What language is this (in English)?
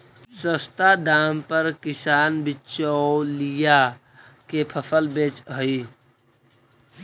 Magahi